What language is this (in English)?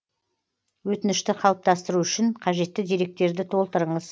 Kazakh